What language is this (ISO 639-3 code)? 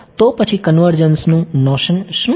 guj